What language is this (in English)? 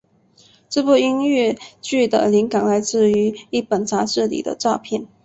Chinese